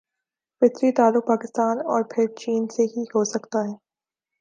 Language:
Urdu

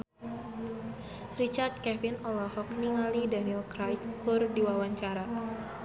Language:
Sundanese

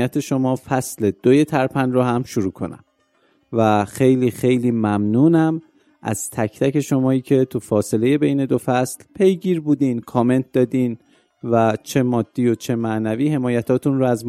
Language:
Persian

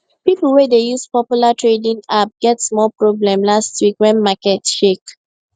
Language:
Nigerian Pidgin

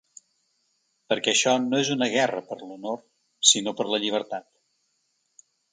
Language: Catalan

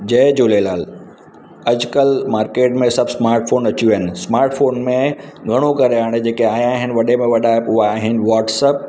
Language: Sindhi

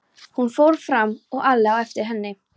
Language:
Icelandic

